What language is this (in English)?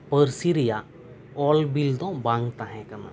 Santali